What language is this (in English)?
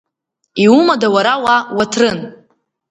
Abkhazian